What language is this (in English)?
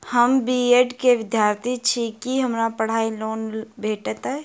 Maithili